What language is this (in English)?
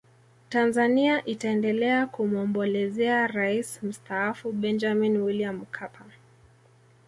Swahili